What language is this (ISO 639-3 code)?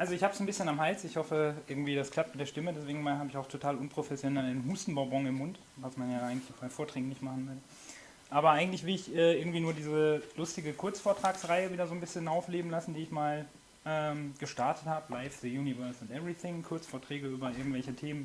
deu